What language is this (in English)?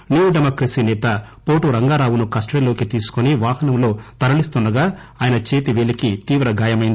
Telugu